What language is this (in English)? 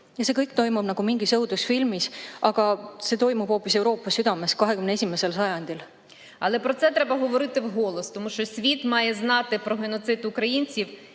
Estonian